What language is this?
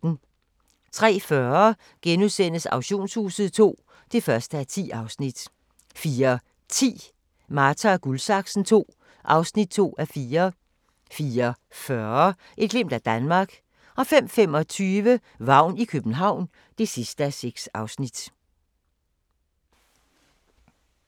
Danish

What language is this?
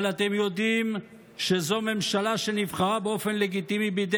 Hebrew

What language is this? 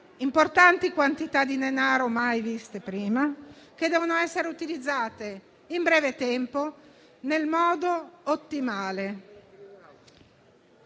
Italian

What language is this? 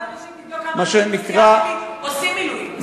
Hebrew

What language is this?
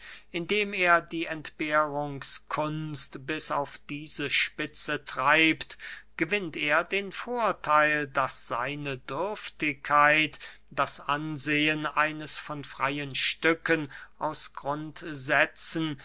German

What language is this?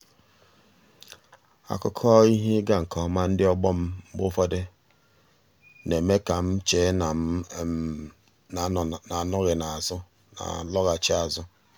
Igbo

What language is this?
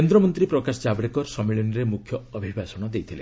Odia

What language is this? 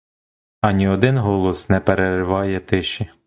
Ukrainian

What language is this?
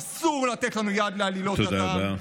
Hebrew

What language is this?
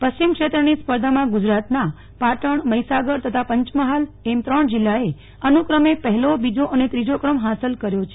Gujarati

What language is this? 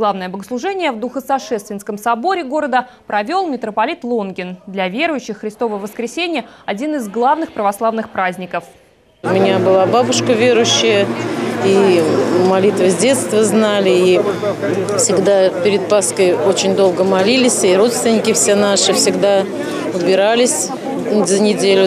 Russian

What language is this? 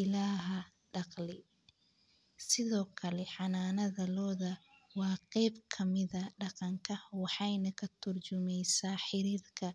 Somali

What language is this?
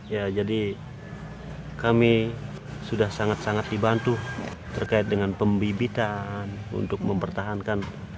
Indonesian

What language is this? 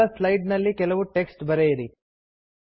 Kannada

